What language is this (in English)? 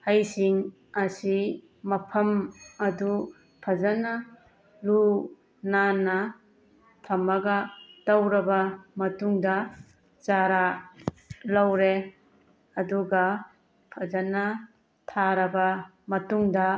Manipuri